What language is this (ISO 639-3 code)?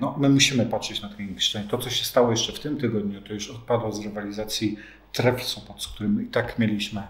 pol